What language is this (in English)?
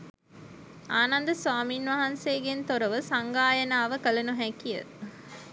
Sinhala